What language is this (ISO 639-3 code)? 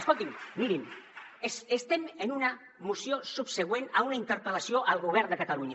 cat